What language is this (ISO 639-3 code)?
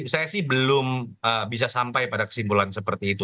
ind